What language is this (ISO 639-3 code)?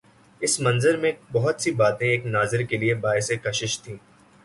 urd